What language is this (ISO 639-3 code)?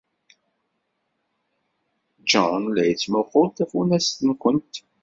kab